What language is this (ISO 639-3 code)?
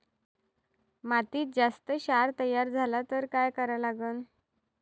mar